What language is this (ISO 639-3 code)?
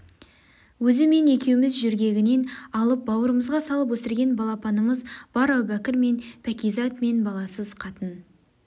kaz